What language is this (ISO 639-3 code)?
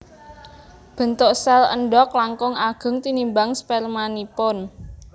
jav